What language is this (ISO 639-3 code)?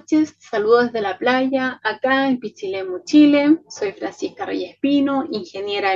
spa